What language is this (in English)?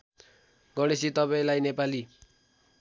Nepali